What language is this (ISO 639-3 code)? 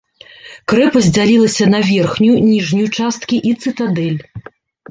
bel